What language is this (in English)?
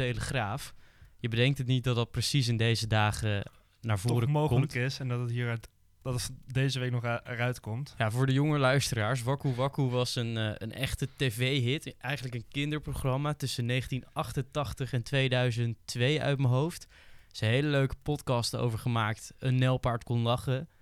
Dutch